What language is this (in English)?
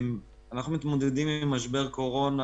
Hebrew